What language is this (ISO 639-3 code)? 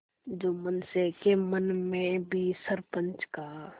hin